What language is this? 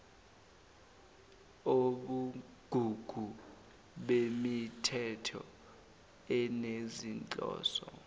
Zulu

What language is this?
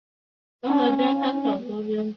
Chinese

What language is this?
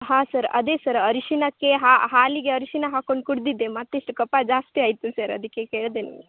Kannada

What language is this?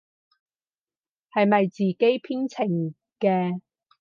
Cantonese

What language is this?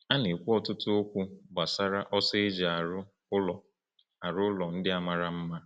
Igbo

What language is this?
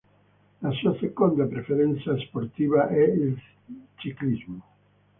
Italian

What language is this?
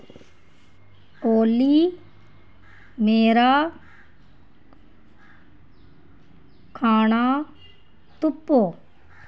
Dogri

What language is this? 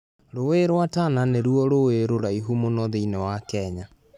Kikuyu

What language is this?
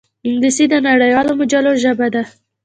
Pashto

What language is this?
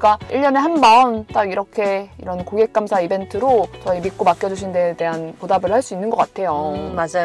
Korean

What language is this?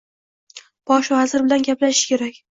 Uzbek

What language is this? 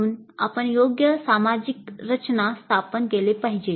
Marathi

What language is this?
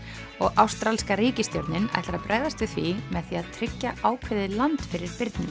Icelandic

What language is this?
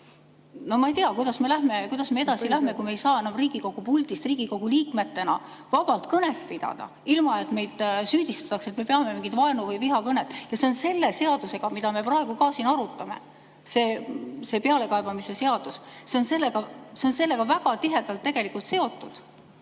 Estonian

